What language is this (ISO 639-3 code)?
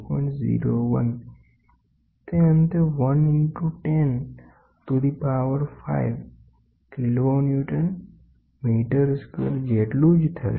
guj